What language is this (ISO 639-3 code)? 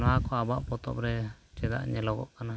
sat